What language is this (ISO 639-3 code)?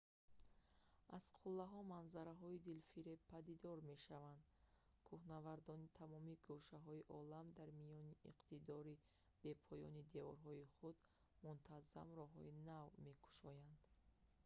tgk